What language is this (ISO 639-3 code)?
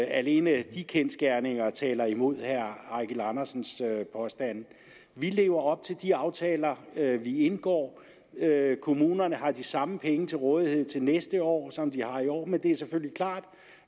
dan